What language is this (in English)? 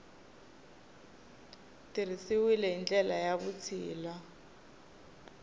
Tsonga